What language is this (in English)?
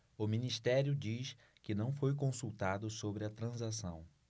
Portuguese